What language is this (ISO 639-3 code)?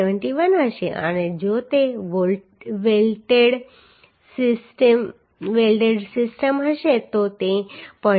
guj